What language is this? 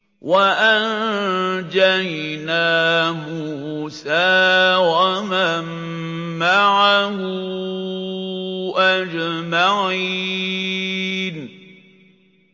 Arabic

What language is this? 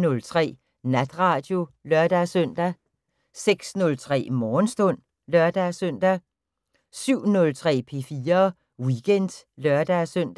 Danish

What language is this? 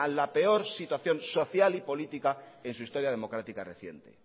Spanish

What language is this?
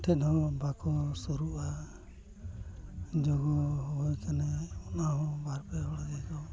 Santali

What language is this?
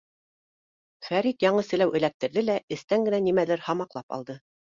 Bashkir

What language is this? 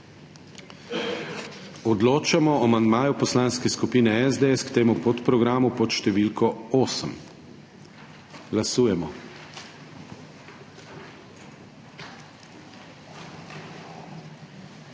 Slovenian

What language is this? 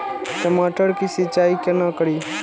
Maithili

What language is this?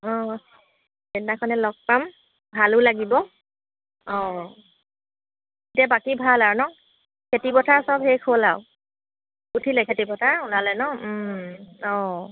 Assamese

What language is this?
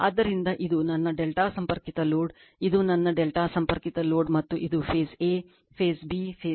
Kannada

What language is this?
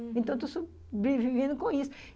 Portuguese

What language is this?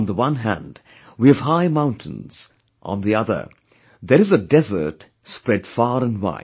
English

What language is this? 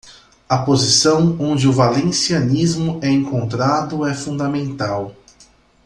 Portuguese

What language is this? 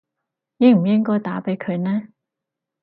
Cantonese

